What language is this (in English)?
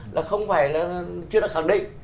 Vietnamese